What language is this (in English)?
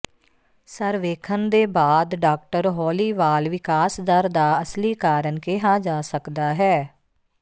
Punjabi